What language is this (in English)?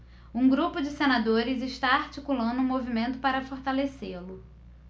Portuguese